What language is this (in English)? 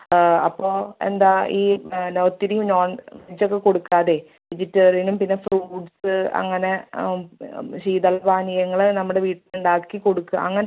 Malayalam